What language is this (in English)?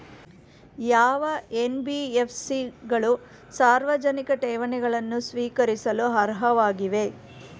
Kannada